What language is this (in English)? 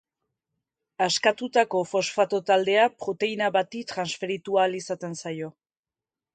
Basque